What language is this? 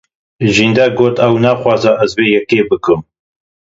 Kurdish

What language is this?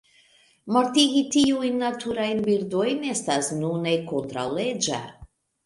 Esperanto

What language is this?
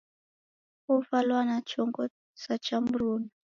Taita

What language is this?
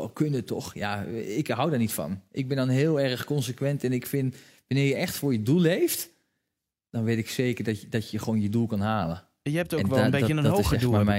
Dutch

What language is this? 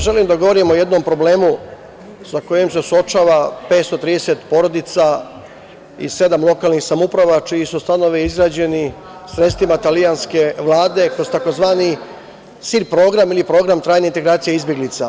Serbian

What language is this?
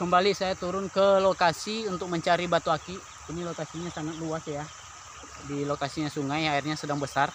Indonesian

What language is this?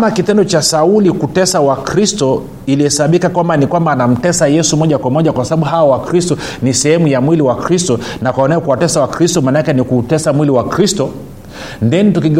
Swahili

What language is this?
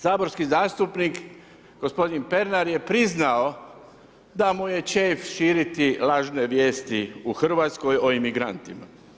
Croatian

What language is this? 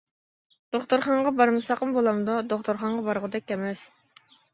Uyghur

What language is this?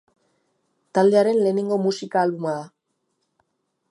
Basque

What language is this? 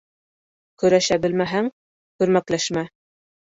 Bashkir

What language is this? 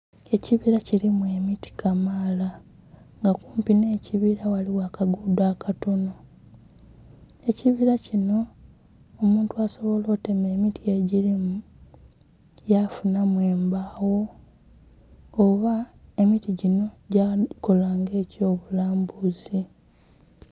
Soga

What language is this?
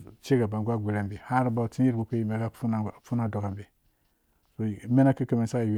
Dũya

